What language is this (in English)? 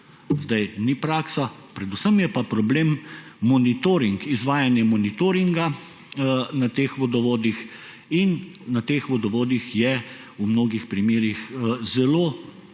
Slovenian